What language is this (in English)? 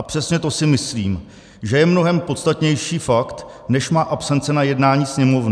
Czech